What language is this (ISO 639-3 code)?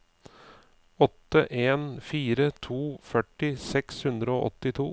nor